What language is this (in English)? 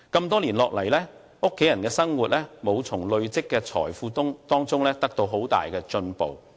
Cantonese